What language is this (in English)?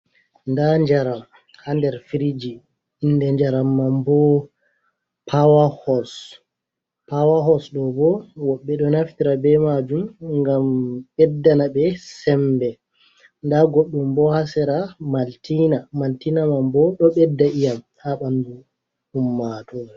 Fula